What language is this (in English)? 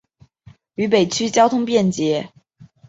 Chinese